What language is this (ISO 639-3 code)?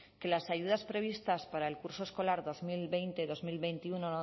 spa